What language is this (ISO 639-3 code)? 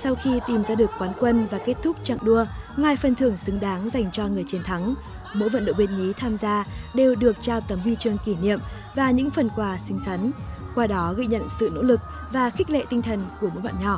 vie